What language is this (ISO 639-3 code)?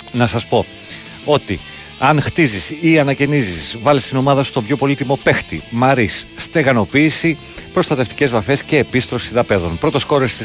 ell